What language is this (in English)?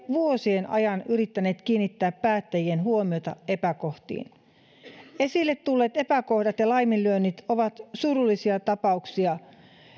Finnish